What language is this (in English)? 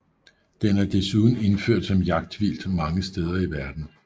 Danish